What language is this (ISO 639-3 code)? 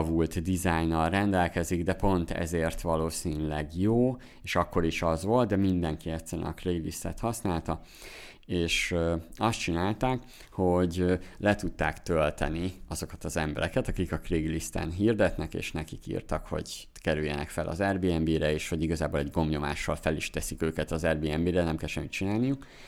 hun